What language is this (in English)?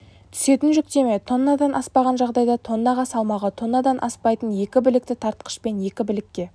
Kazakh